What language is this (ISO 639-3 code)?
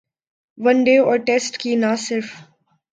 urd